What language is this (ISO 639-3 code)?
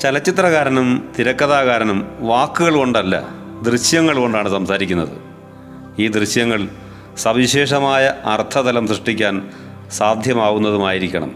mal